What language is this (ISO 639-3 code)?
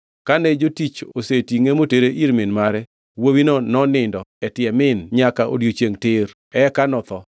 luo